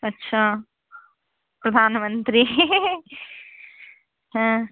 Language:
Maithili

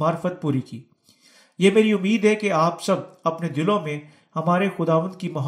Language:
Urdu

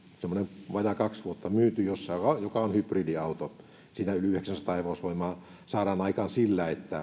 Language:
Finnish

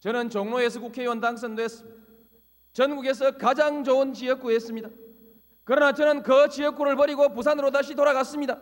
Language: Korean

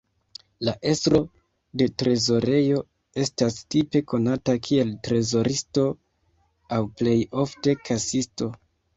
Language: Esperanto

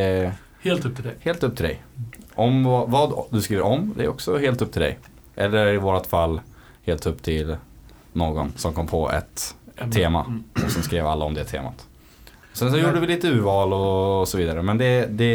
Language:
Swedish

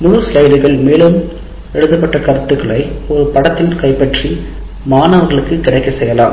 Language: Tamil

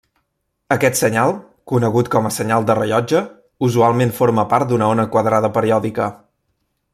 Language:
Catalan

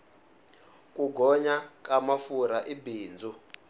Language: Tsonga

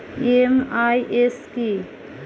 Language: Bangla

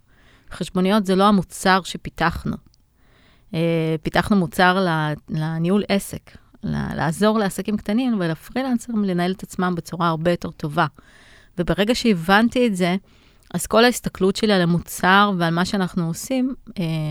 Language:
Hebrew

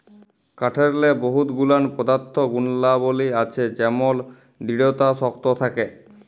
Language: Bangla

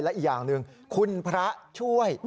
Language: Thai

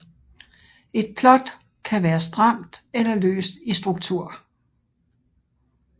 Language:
Danish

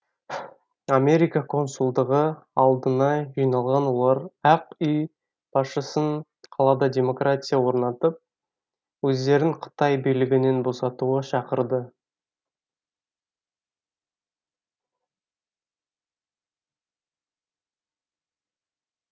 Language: Kazakh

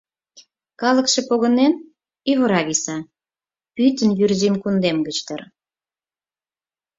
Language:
Mari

